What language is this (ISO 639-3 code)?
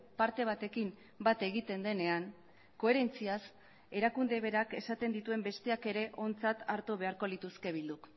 eus